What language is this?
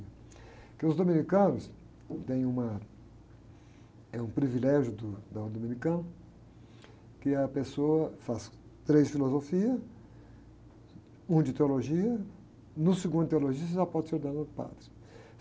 Portuguese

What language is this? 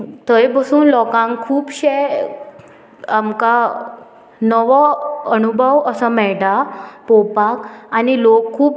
Konkani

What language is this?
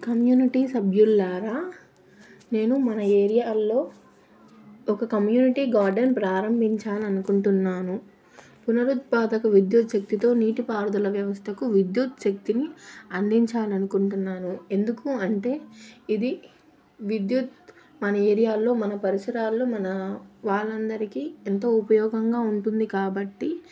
Telugu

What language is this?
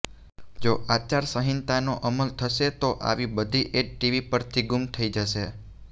Gujarati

